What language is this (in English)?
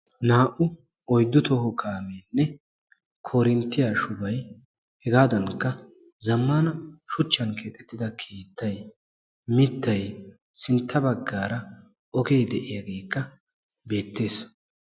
Wolaytta